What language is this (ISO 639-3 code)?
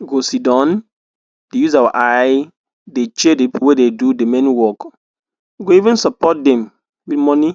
pcm